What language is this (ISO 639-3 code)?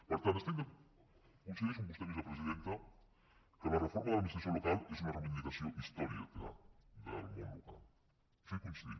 cat